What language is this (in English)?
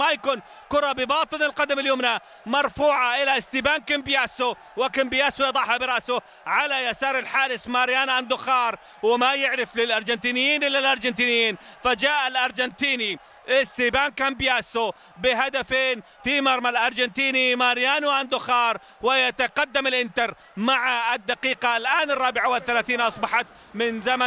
Arabic